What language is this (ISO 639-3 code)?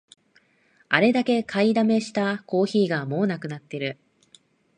jpn